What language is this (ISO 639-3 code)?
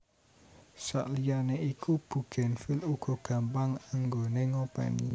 jav